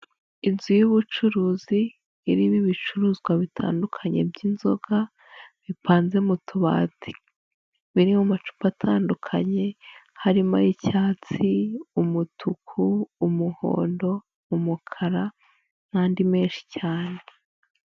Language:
Kinyarwanda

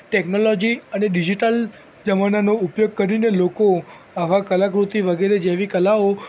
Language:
Gujarati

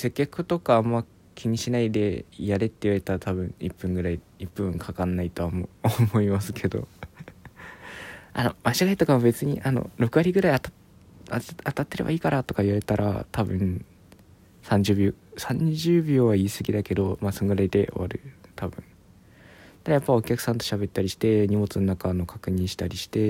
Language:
Japanese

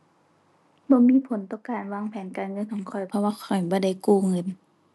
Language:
Thai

